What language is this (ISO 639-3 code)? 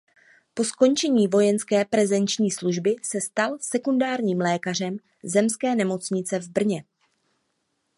ces